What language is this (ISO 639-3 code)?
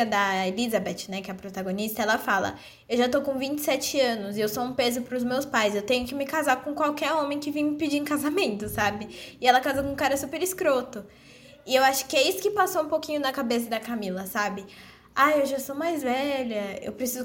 por